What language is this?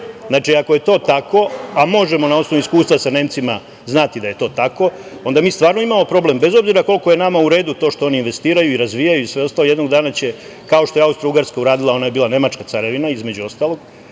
Serbian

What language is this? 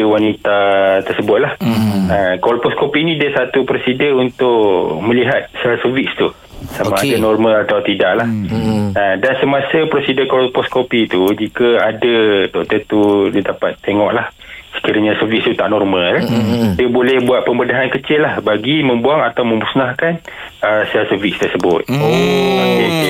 Malay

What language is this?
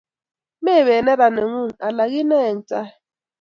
Kalenjin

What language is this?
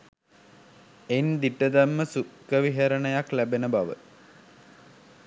Sinhala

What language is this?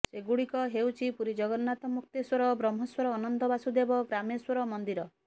Odia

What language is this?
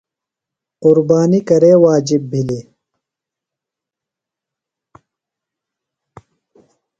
Phalura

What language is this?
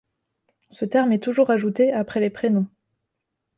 French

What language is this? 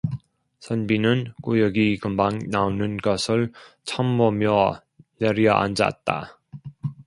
Korean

